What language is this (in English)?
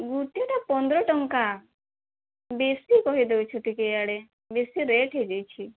Odia